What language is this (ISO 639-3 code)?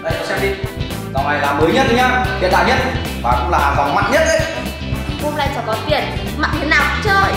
vie